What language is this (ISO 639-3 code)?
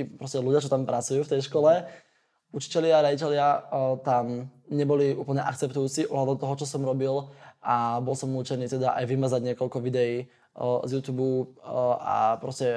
slk